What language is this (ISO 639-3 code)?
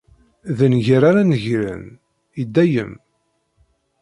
kab